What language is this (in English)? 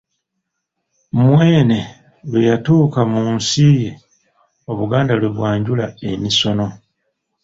Ganda